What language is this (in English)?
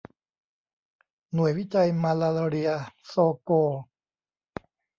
Thai